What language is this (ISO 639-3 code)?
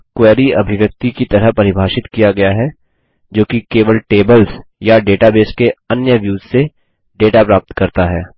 hin